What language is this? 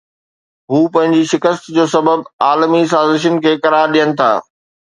Sindhi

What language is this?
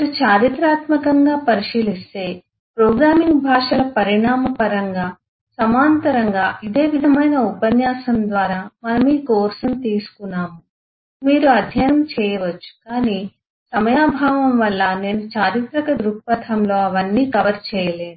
Telugu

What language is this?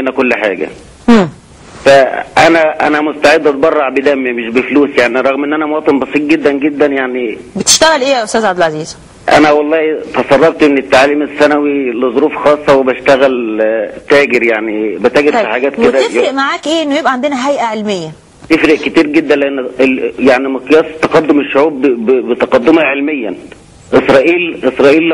Arabic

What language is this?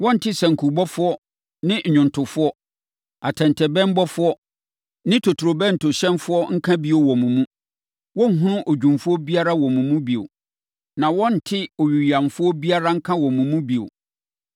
Akan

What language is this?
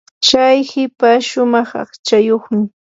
Yanahuanca Pasco Quechua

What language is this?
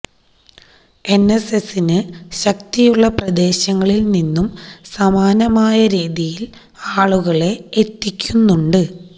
Malayalam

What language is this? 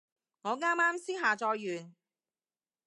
Cantonese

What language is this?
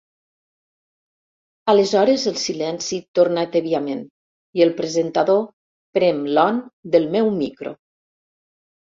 Catalan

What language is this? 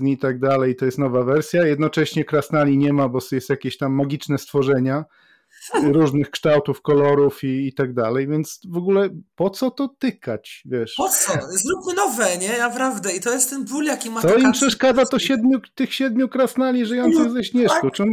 Polish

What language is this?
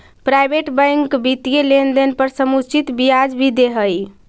Magahi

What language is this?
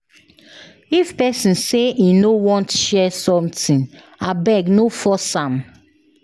Nigerian Pidgin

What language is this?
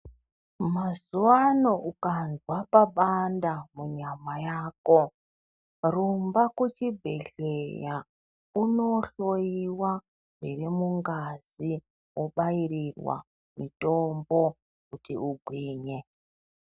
Ndau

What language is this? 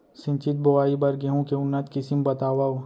Chhattisgarhi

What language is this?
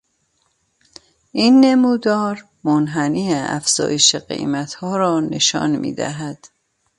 Persian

